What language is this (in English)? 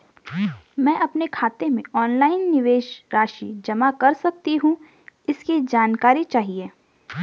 Hindi